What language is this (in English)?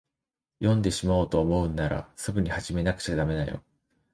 Japanese